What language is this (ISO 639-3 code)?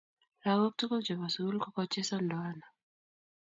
kln